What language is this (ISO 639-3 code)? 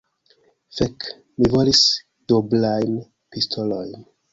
epo